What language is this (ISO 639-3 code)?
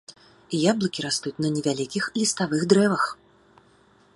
bel